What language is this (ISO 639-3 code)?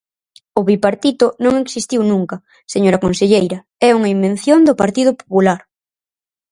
glg